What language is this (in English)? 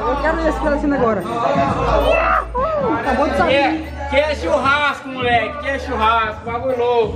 Portuguese